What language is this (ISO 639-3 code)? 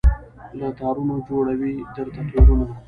pus